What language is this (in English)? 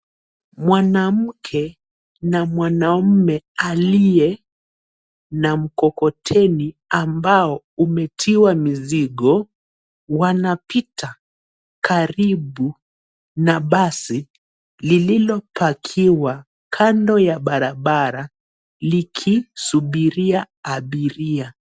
Swahili